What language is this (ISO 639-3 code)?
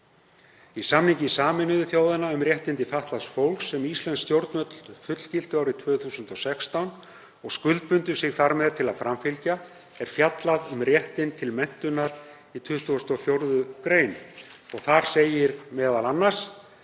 isl